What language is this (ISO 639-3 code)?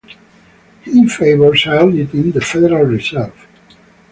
eng